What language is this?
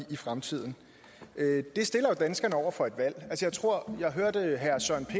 Danish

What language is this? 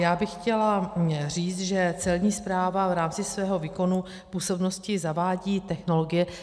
Czech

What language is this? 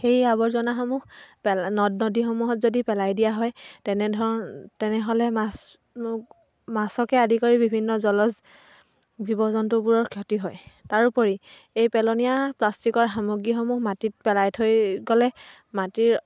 Assamese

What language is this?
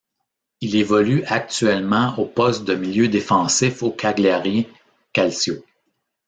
French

